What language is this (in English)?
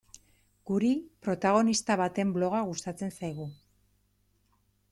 Basque